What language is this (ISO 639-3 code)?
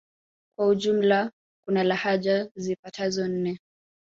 swa